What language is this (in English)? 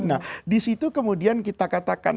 Indonesian